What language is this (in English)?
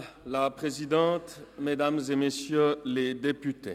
Swiss German